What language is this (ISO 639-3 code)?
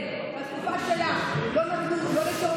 heb